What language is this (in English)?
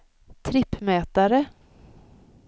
Swedish